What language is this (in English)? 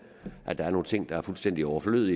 Danish